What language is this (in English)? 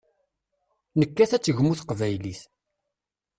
Kabyle